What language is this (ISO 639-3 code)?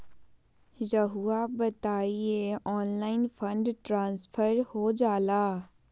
mag